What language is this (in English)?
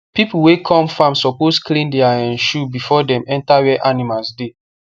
Nigerian Pidgin